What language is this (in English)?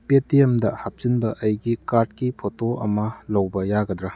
Manipuri